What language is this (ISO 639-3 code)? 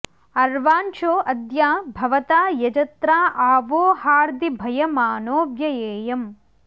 san